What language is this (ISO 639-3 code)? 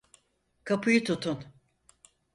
tur